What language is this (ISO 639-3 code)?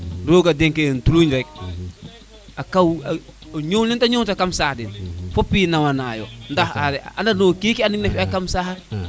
srr